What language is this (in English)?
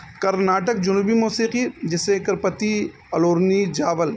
Urdu